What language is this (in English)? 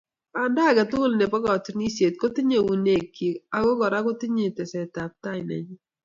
Kalenjin